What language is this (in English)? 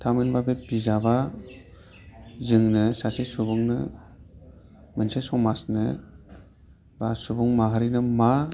Bodo